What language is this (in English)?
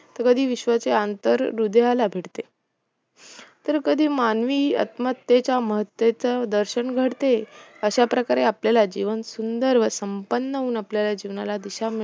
Marathi